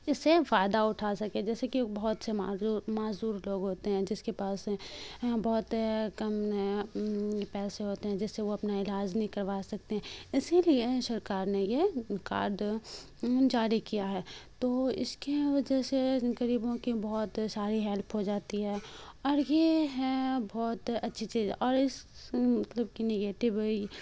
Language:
Urdu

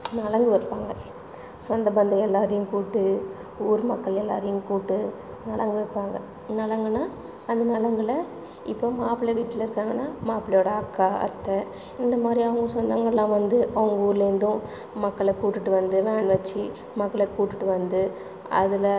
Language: Tamil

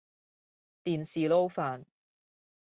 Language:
Cantonese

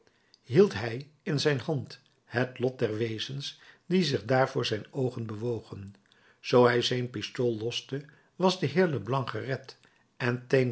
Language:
Dutch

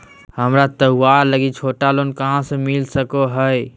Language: Magahi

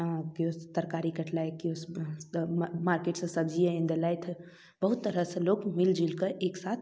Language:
Maithili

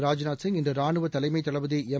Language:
Tamil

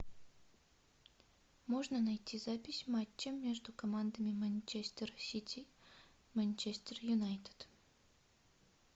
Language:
Russian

